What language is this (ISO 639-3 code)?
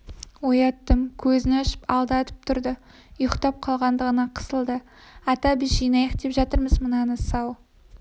kaz